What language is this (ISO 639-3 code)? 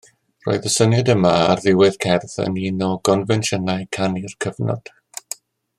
cym